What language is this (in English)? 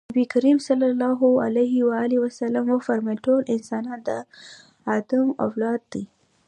Pashto